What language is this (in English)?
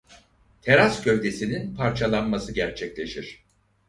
Turkish